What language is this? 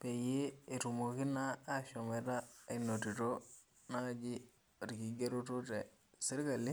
Masai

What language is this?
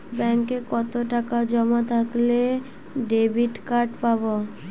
Bangla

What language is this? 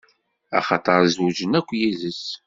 Kabyle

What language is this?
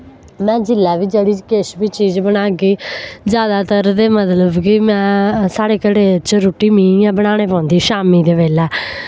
Dogri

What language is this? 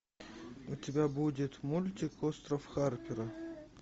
Russian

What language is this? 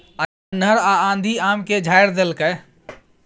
Maithili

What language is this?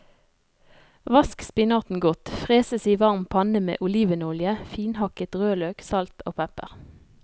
Norwegian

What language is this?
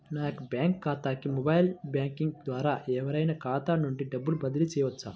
Telugu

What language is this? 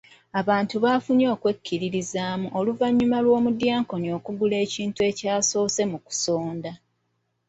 Ganda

